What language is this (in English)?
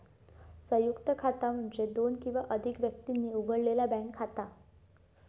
Marathi